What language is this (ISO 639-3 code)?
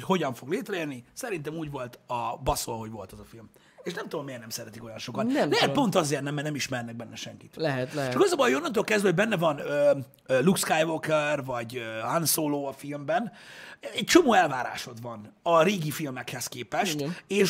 hun